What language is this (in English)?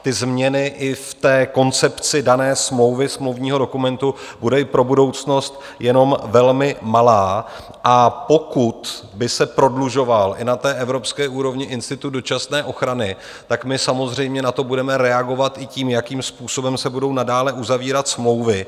Czech